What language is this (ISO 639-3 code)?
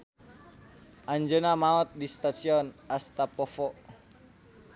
sun